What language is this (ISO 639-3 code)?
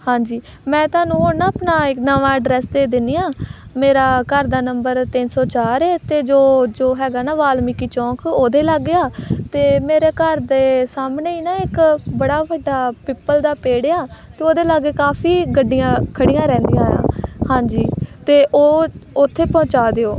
pan